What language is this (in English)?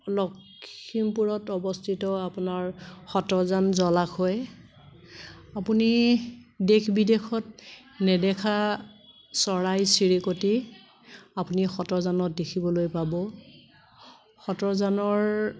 Assamese